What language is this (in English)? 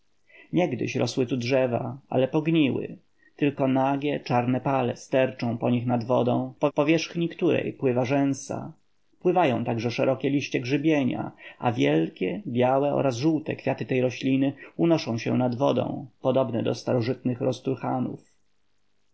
Polish